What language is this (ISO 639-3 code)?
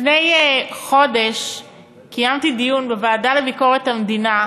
heb